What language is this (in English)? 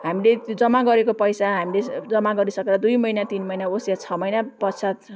Nepali